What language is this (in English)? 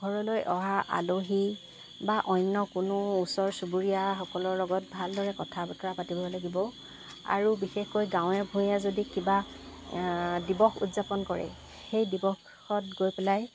Assamese